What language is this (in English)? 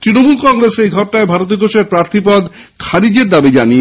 Bangla